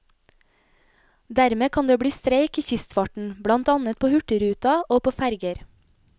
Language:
Norwegian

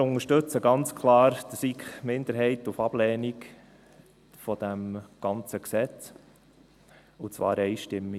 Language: Swiss German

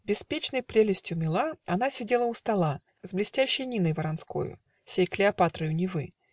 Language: Russian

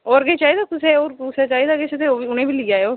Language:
Dogri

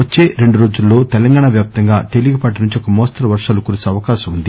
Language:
Telugu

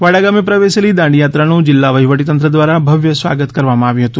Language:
Gujarati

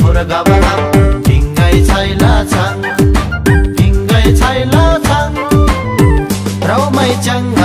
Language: Vietnamese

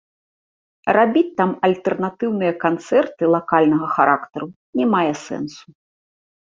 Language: Belarusian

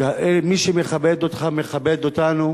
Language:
Hebrew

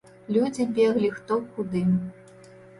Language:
Belarusian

